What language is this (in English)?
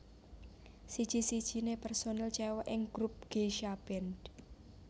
Javanese